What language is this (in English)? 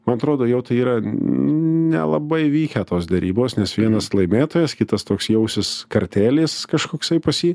Lithuanian